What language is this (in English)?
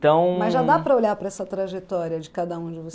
Portuguese